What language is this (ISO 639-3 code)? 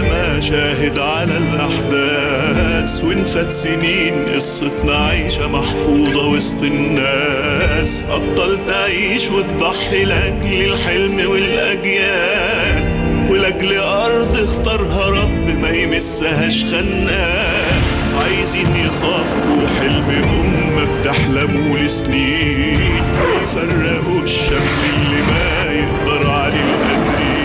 ara